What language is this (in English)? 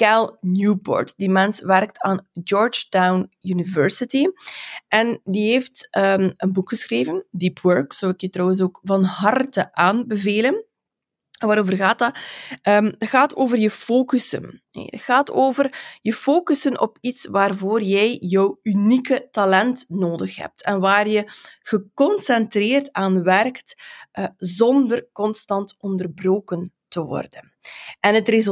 Dutch